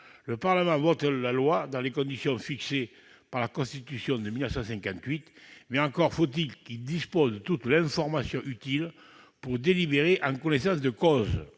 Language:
French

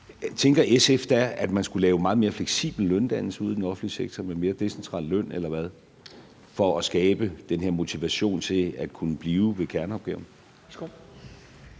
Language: Danish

